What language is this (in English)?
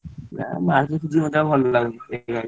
Odia